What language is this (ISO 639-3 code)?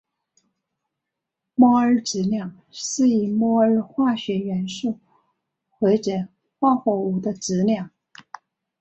zho